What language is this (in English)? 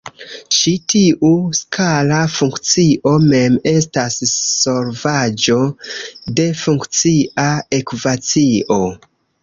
Esperanto